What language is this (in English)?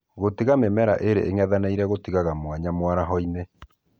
Kikuyu